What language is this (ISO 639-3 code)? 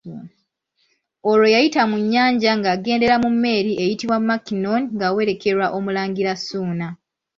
lug